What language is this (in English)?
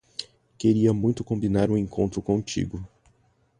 Portuguese